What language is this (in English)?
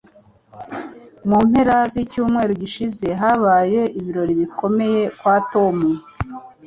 Kinyarwanda